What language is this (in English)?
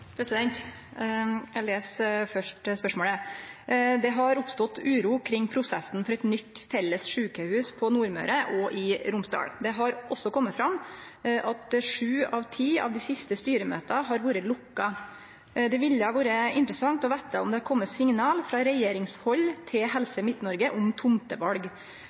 Norwegian Nynorsk